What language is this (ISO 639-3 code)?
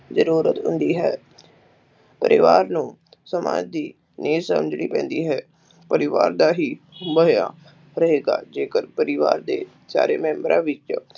pan